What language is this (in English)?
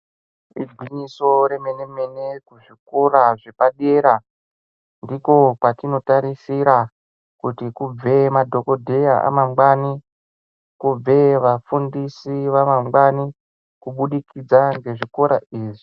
Ndau